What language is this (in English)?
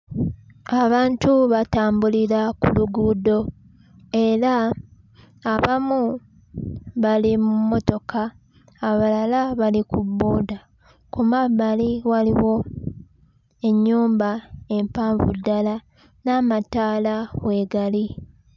Ganda